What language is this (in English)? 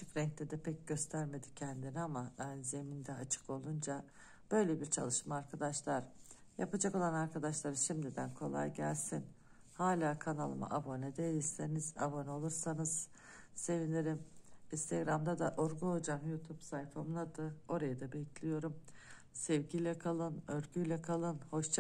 Turkish